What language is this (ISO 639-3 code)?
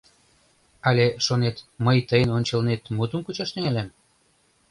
chm